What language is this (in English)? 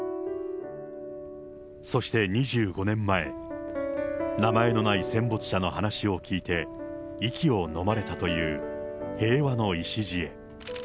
Japanese